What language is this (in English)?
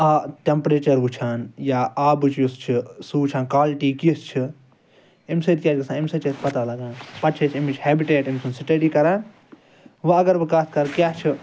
Kashmiri